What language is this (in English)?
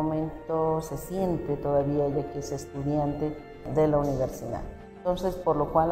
Spanish